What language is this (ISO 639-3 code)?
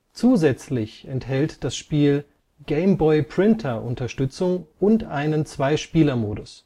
deu